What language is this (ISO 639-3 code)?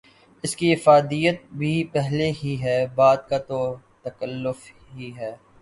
urd